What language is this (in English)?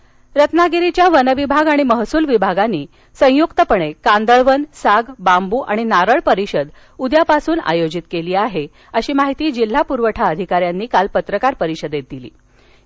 Marathi